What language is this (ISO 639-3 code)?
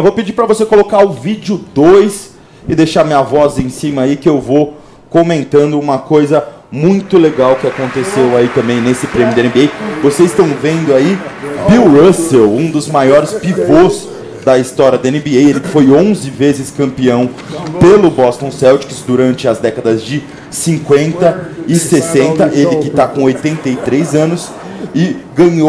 por